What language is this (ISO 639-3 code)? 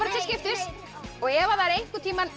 isl